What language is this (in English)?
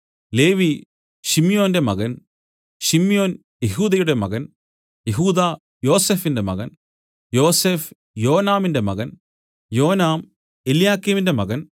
Malayalam